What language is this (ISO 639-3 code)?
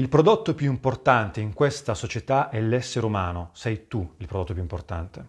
ita